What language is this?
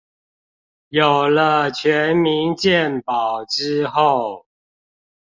Chinese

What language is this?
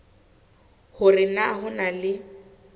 Southern Sotho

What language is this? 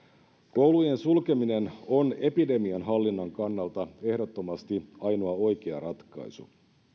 Finnish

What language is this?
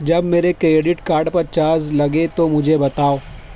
Urdu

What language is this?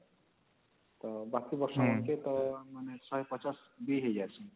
Odia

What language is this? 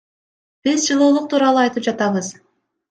Kyrgyz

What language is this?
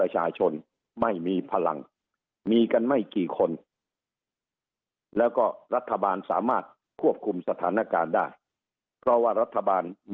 Thai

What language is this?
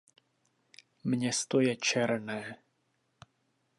Czech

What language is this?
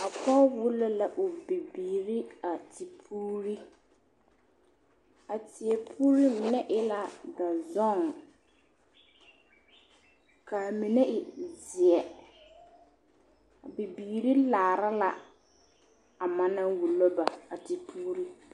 Southern Dagaare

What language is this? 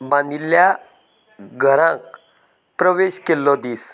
Konkani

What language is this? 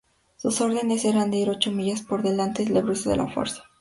Spanish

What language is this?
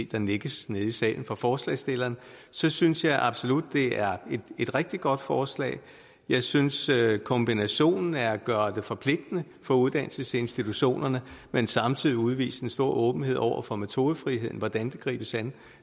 Danish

